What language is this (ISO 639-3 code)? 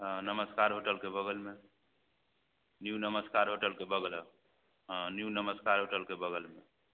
mai